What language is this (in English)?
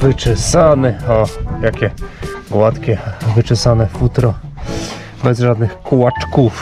Polish